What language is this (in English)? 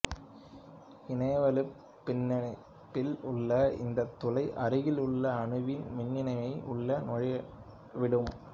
Tamil